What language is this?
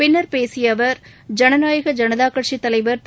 Tamil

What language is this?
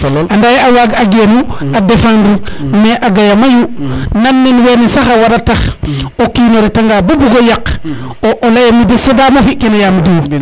Serer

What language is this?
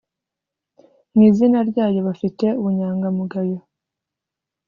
Kinyarwanda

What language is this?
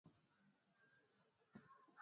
Swahili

